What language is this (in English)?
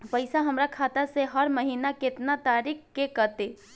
Bhojpuri